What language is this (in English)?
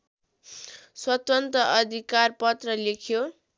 Nepali